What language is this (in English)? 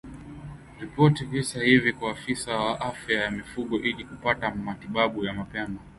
Swahili